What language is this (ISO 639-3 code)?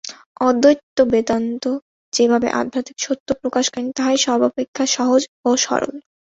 ben